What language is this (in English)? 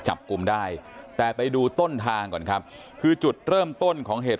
Thai